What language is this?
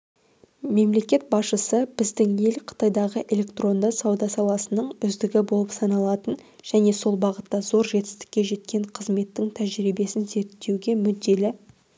Kazakh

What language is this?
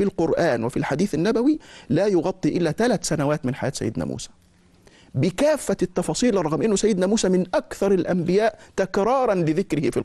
Arabic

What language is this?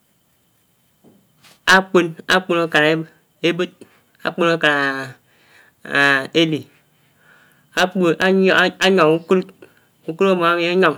Anaang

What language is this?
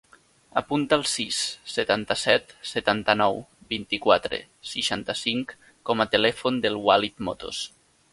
Catalan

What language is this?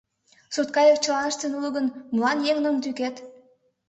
Mari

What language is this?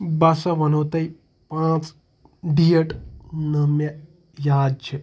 Kashmiri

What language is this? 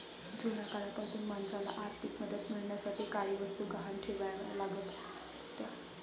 Marathi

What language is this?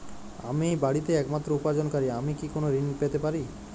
Bangla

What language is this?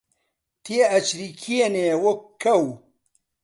Central Kurdish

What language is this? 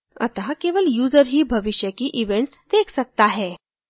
Hindi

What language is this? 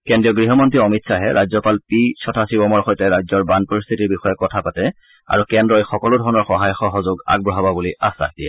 Assamese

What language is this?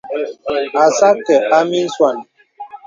Bebele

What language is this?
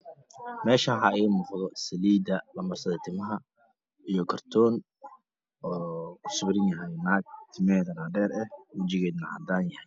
Somali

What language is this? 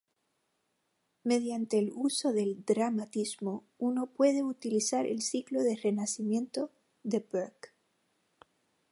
Spanish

